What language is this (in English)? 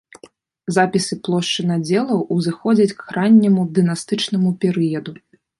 Belarusian